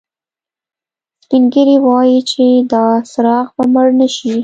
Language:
Pashto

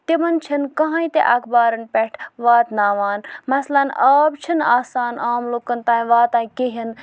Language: Kashmiri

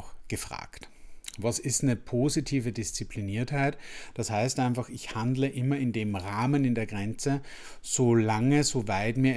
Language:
German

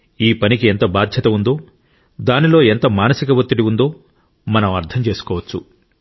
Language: Telugu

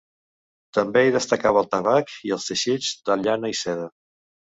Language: Catalan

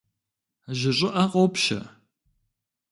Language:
Kabardian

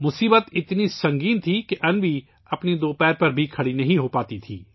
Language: Urdu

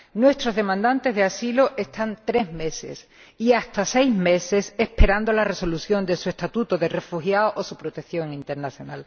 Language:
Spanish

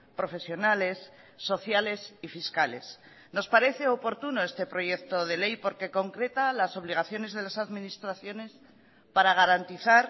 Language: Spanish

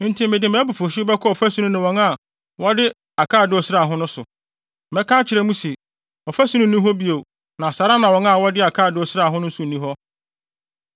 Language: Akan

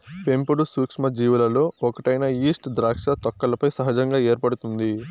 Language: Telugu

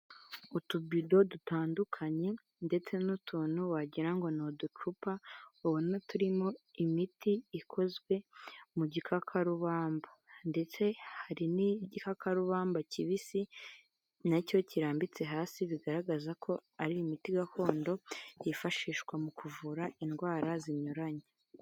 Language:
Kinyarwanda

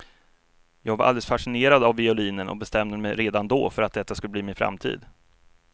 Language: Swedish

